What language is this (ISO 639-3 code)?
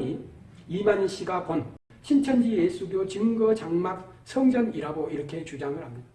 kor